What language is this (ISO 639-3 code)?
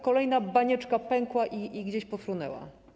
pol